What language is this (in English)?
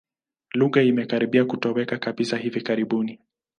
Swahili